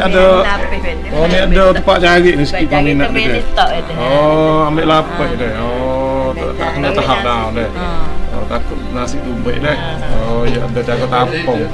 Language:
Malay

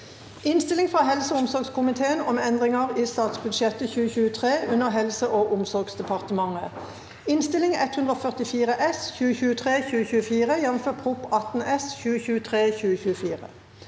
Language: Norwegian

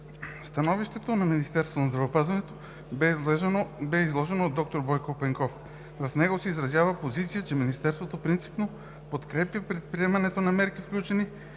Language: Bulgarian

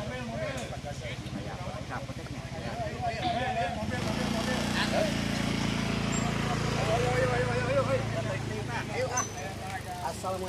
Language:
Indonesian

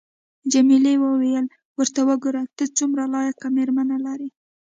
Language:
Pashto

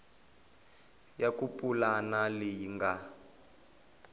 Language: Tsonga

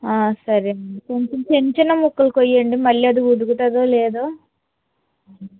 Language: Telugu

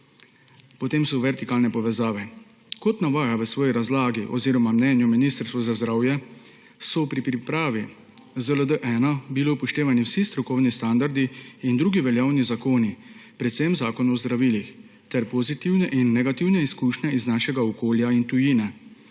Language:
Slovenian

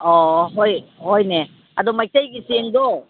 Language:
Manipuri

